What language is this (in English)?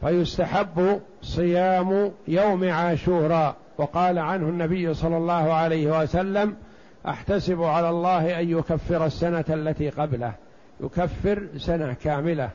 Arabic